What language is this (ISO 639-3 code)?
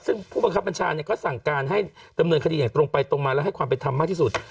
tha